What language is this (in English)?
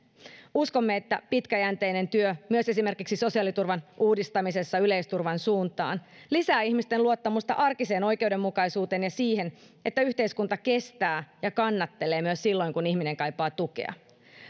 Finnish